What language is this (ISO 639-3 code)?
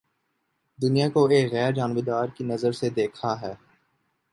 urd